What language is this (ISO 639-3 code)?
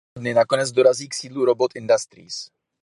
ces